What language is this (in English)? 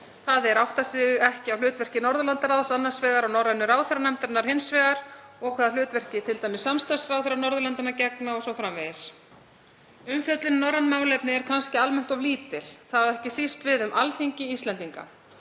Icelandic